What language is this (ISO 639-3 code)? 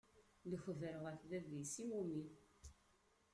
kab